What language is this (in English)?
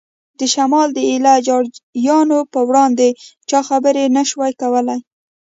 Pashto